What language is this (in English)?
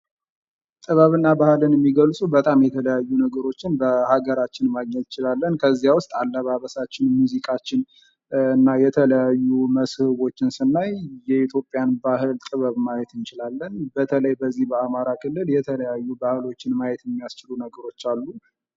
Amharic